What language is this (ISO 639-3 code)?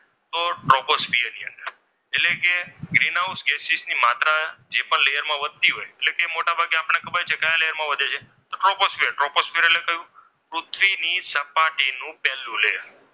guj